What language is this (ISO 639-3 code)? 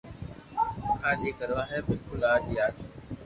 lrk